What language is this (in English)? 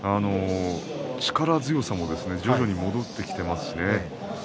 Japanese